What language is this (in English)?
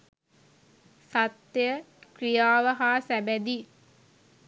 Sinhala